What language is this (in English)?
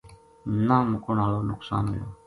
Gujari